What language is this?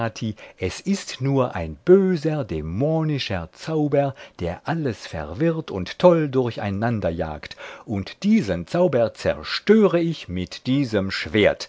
German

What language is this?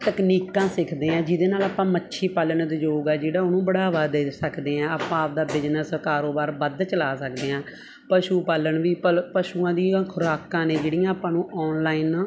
Punjabi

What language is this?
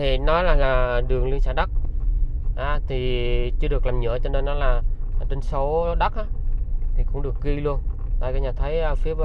Vietnamese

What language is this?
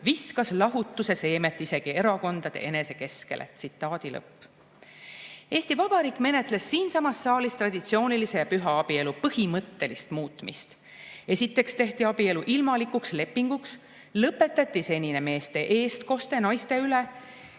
Estonian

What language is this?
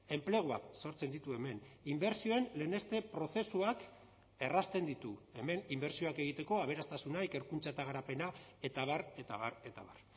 Basque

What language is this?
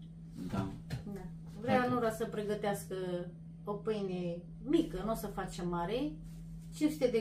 Romanian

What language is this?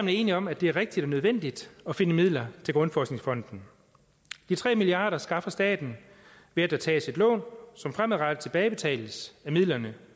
Danish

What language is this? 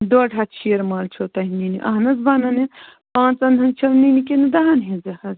Kashmiri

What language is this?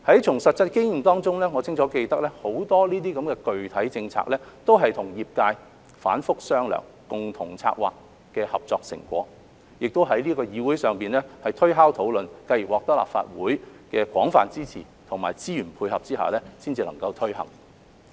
Cantonese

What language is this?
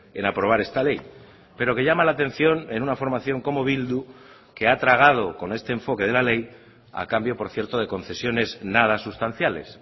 Spanish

